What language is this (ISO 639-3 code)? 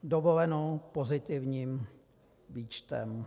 ces